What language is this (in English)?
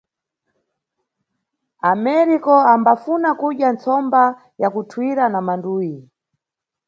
Nyungwe